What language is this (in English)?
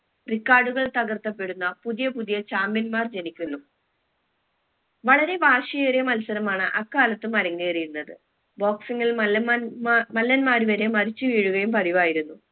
Malayalam